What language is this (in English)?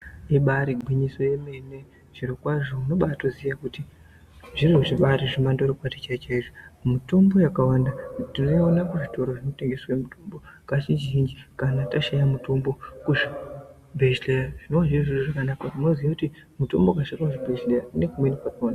Ndau